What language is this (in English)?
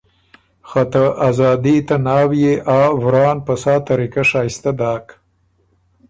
Ormuri